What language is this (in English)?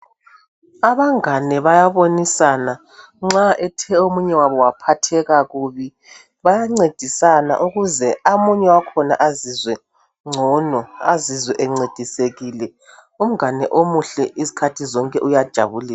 North Ndebele